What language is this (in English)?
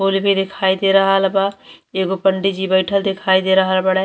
Bhojpuri